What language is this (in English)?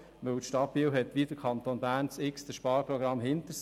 Swiss German